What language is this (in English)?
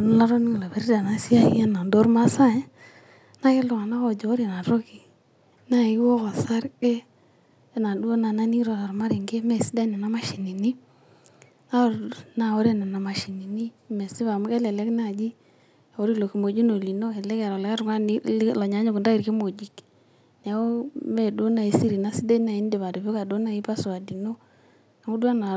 Masai